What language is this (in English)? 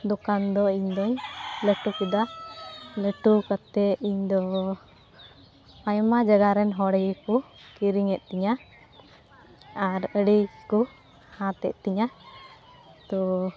Santali